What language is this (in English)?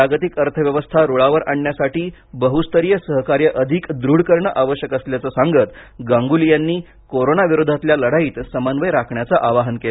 Marathi